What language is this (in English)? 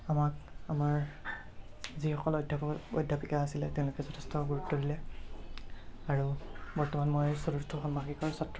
Assamese